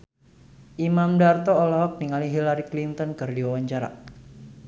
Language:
Sundanese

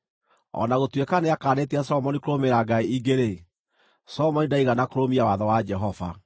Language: Kikuyu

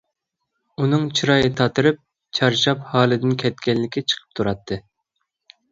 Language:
Uyghur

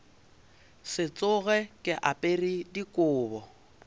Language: Northern Sotho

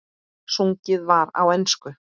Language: Icelandic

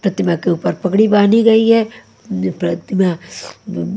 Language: Hindi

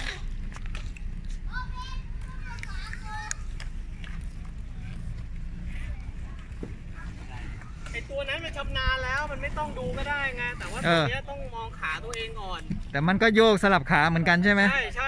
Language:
Thai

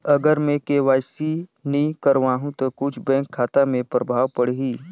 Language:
Chhattisgarhi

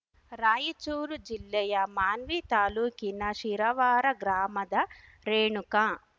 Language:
Kannada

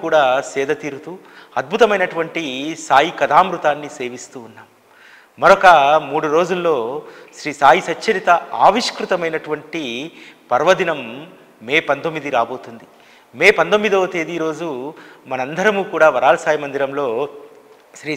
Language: Telugu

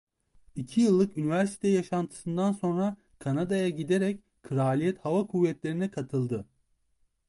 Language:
Turkish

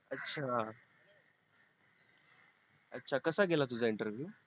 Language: Marathi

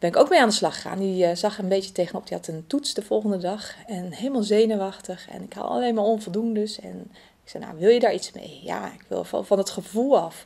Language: Dutch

